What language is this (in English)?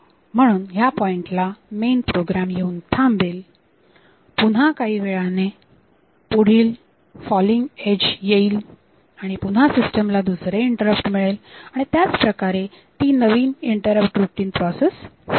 Marathi